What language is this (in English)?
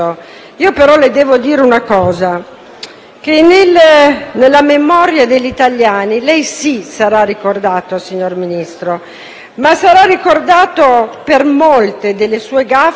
Italian